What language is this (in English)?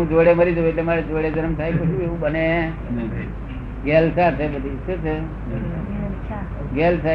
Gujarati